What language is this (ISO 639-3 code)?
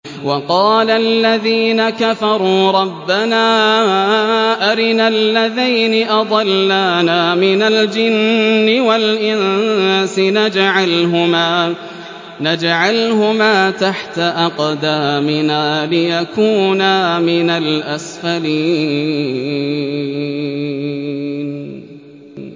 ara